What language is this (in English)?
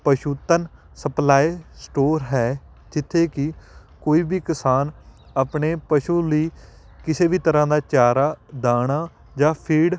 Punjabi